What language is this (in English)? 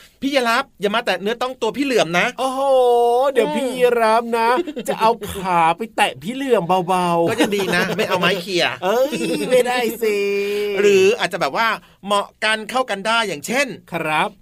Thai